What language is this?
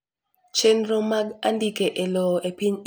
Luo (Kenya and Tanzania)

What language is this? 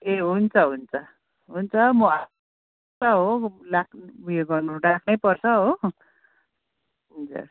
Nepali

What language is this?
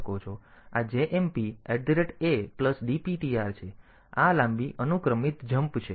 Gujarati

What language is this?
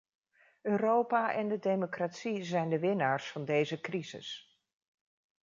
Dutch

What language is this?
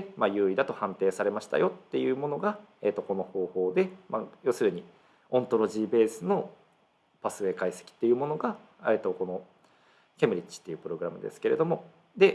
Japanese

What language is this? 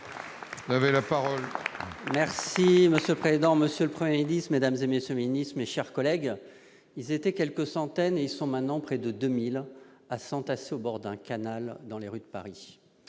French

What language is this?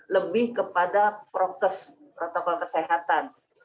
Indonesian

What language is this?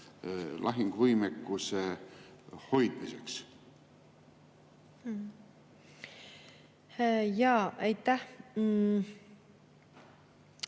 Estonian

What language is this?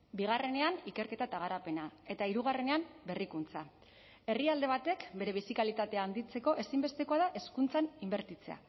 Basque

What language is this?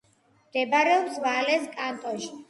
Georgian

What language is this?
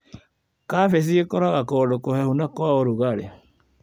Kikuyu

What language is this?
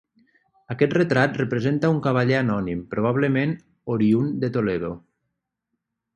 Catalan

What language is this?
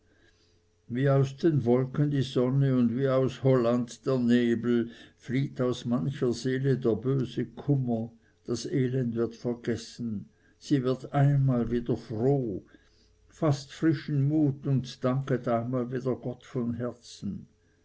German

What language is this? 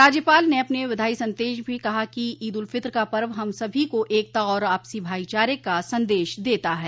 Hindi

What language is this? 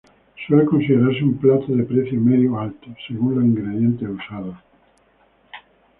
Spanish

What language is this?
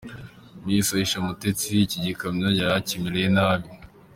Kinyarwanda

